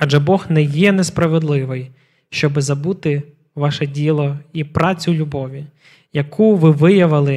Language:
Ukrainian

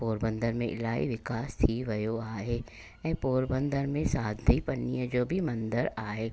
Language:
Sindhi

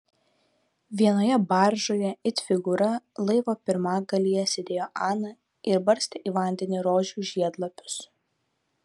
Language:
Lithuanian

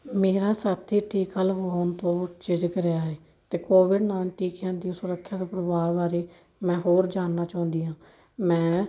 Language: Punjabi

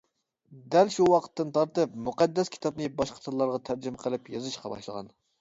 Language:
Uyghur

